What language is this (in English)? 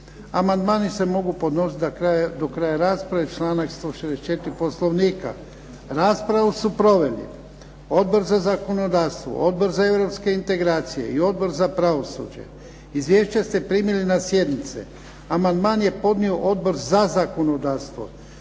Croatian